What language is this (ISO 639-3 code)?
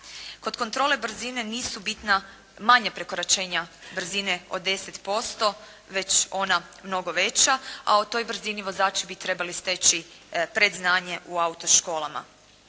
hrv